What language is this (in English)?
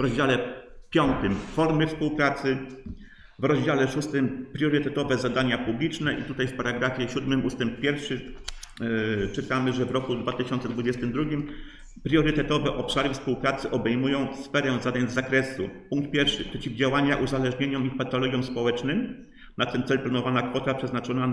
Polish